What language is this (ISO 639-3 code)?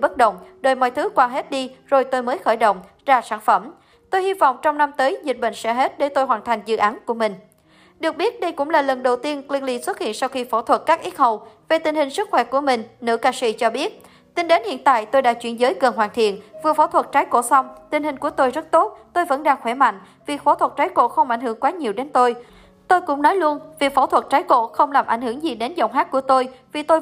vie